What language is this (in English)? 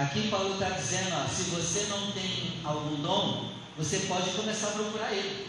Portuguese